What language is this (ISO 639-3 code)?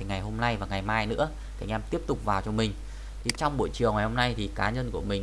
vie